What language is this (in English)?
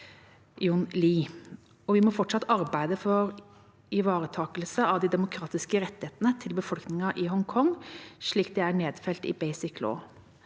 Norwegian